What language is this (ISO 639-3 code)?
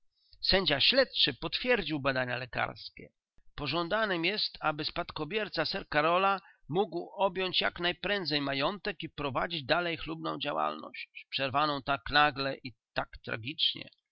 pol